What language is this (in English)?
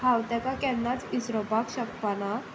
Konkani